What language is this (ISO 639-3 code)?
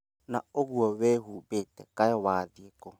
kik